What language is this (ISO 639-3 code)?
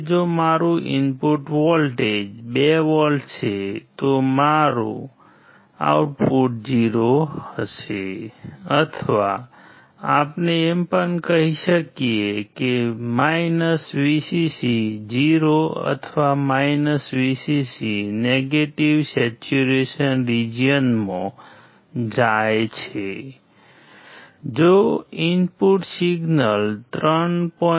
guj